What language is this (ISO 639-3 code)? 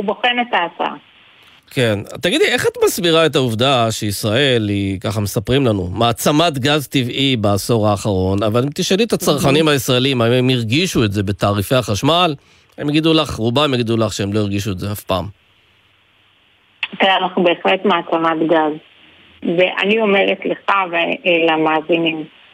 heb